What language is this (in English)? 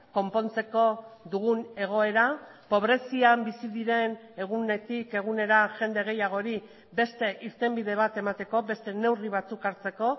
Basque